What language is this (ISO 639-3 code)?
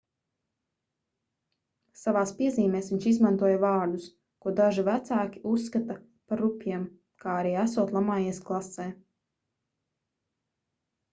lav